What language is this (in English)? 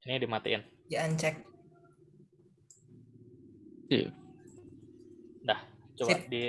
Indonesian